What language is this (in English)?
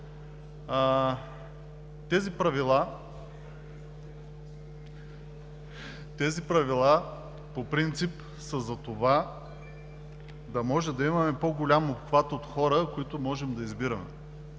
Bulgarian